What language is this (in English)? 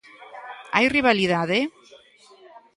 Galician